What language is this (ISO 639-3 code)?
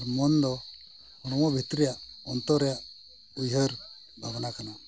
sat